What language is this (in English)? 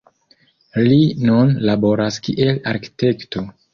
Esperanto